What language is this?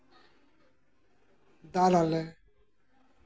Santali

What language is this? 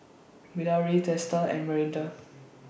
English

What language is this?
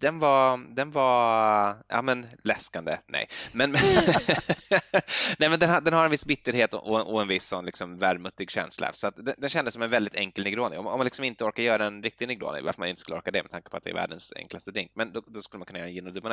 Swedish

